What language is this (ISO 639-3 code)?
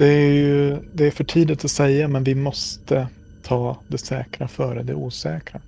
swe